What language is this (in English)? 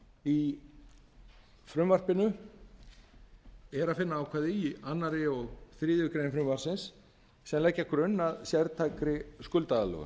Icelandic